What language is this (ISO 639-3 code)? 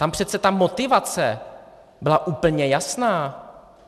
ces